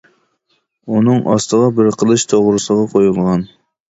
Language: Uyghur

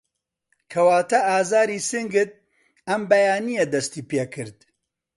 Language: Central Kurdish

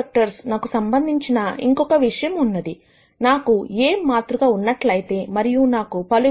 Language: Telugu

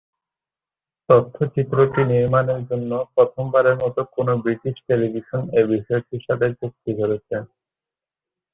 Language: Bangla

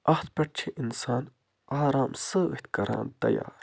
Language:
Kashmiri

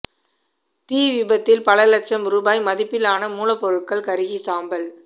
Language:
Tamil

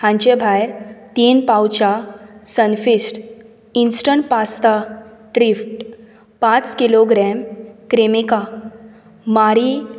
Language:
Konkani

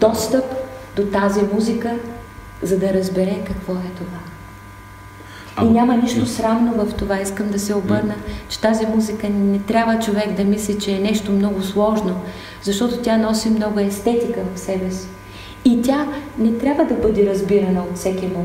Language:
Bulgarian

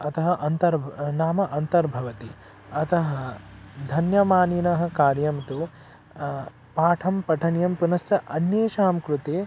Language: Sanskrit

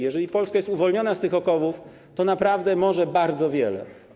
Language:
Polish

